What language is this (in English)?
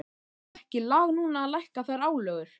Icelandic